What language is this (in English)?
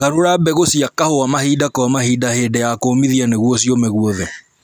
Kikuyu